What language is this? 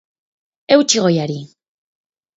Basque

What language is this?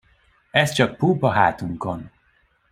Hungarian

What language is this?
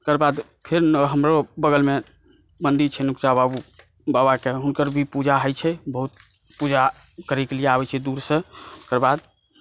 Maithili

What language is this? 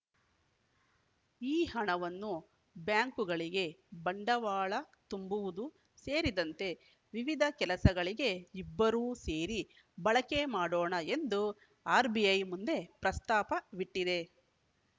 Kannada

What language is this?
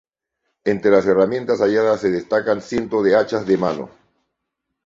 Spanish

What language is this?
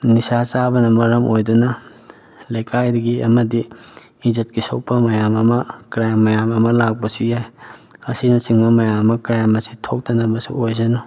Manipuri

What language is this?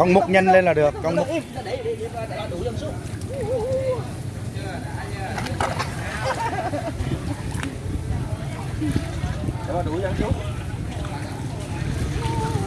Vietnamese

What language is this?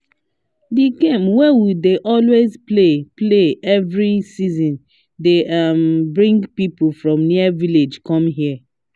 Nigerian Pidgin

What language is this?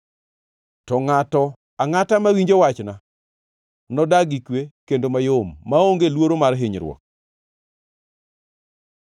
Luo (Kenya and Tanzania)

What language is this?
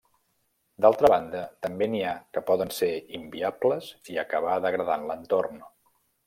Catalan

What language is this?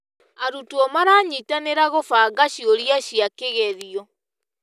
Kikuyu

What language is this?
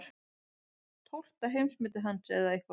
Icelandic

